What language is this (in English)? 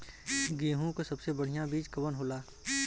Bhojpuri